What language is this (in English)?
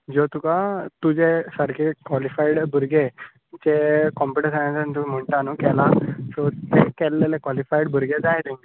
Konkani